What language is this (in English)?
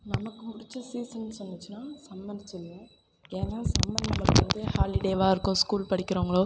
Tamil